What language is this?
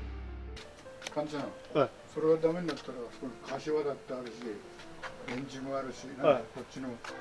Japanese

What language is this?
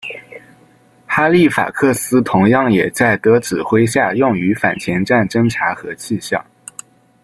Chinese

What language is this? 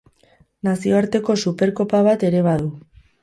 Basque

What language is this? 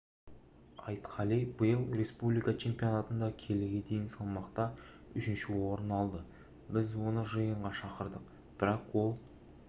Kazakh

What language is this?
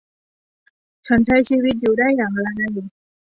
Thai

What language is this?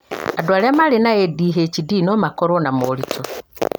Kikuyu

